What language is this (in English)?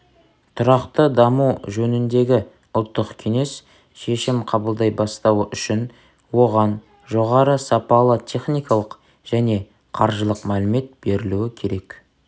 Kazakh